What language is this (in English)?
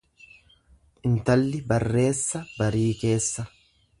Oromo